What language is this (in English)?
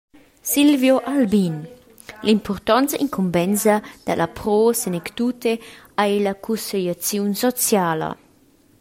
Romansh